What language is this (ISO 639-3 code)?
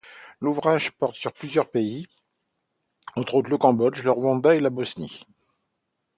fra